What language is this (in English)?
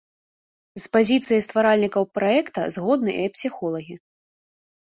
Belarusian